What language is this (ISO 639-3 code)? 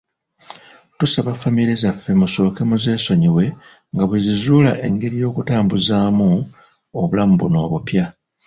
lug